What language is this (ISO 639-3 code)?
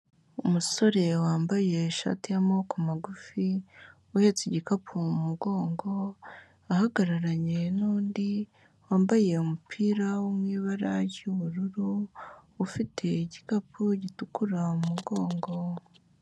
kin